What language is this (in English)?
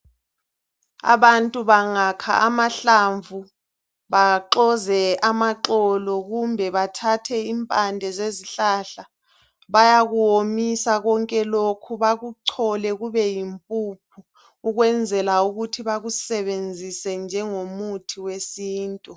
North Ndebele